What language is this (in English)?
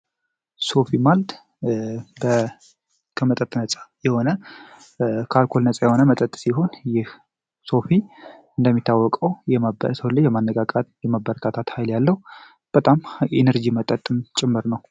Amharic